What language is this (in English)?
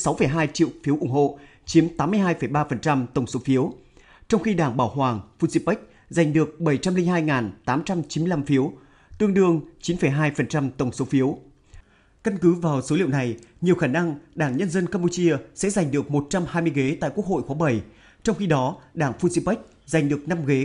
Vietnamese